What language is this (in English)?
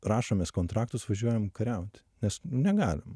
Lithuanian